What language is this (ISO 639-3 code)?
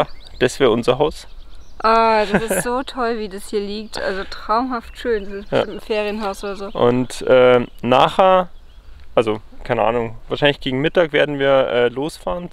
deu